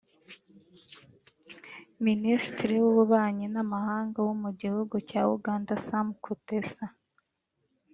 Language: Kinyarwanda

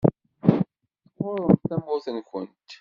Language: Kabyle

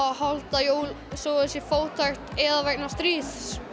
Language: Icelandic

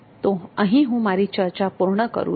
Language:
Gujarati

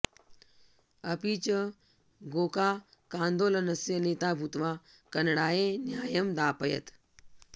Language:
Sanskrit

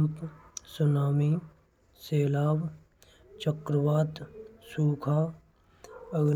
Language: Braj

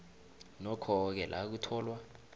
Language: South Ndebele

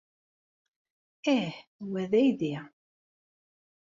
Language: Kabyle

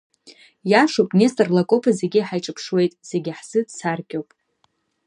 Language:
Abkhazian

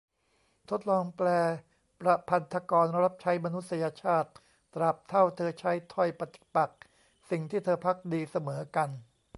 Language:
Thai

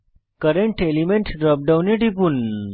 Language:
Bangla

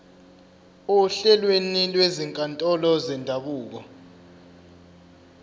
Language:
Zulu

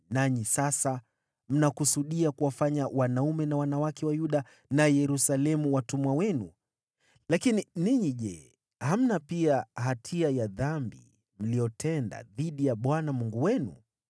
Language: Swahili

